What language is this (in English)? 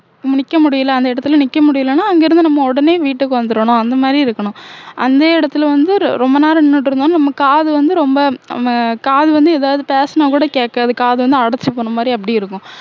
Tamil